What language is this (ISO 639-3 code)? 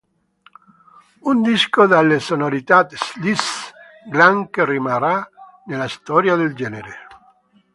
ita